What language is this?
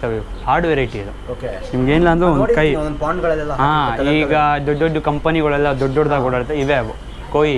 Kannada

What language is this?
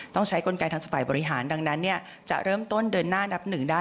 Thai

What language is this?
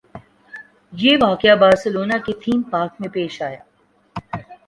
Urdu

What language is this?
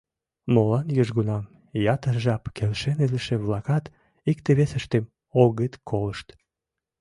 Mari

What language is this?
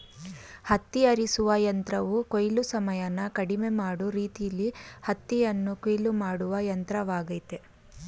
Kannada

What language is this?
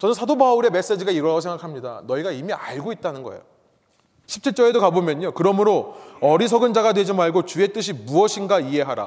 Korean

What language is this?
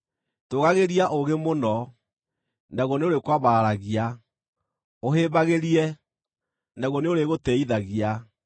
Kikuyu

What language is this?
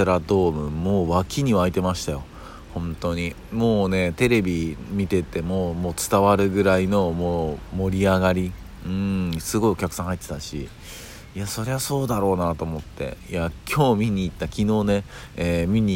Japanese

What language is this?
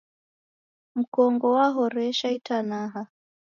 Taita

